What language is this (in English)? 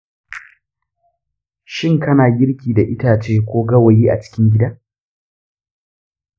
Hausa